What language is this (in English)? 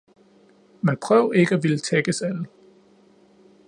Danish